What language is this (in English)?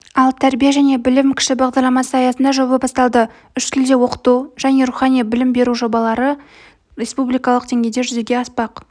Kazakh